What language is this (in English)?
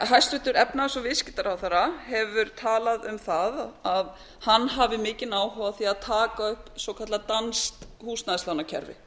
Icelandic